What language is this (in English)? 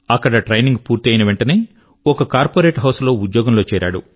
Telugu